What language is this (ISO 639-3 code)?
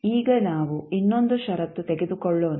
kan